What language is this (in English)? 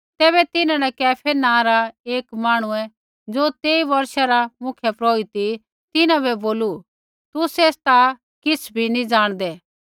Kullu Pahari